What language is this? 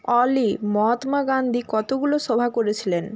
Bangla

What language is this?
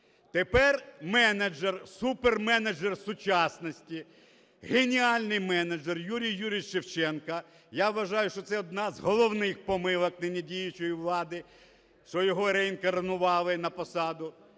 Ukrainian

